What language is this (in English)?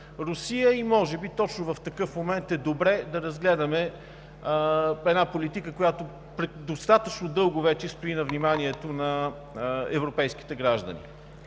Bulgarian